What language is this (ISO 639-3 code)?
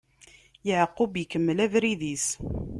kab